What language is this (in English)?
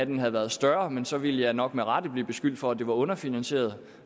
Danish